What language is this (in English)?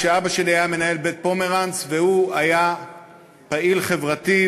Hebrew